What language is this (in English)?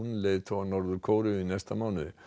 Icelandic